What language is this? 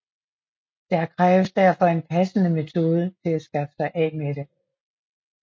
Danish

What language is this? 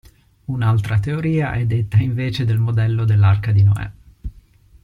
Italian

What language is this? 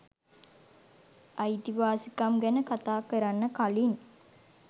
Sinhala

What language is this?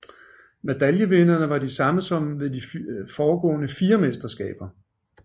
Danish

